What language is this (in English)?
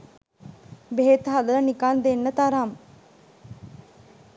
Sinhala